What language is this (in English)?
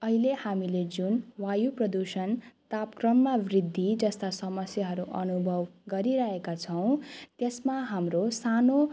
Nepali